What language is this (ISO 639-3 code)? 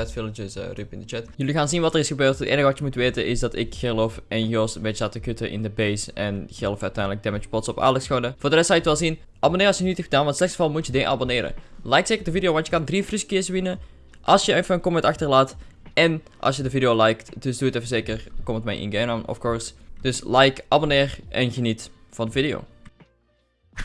nld